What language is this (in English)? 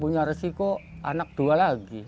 Indonesian